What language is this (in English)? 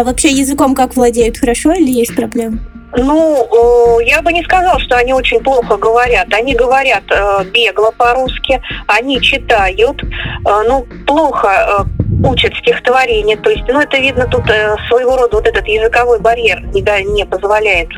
Russian